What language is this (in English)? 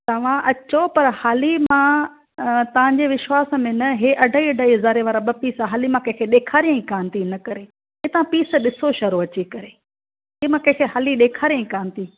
Sindhi